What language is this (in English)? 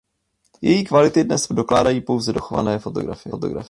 Czech